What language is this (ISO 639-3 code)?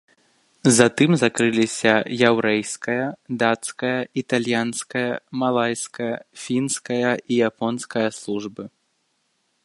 bel